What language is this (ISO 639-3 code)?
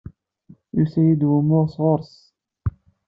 kab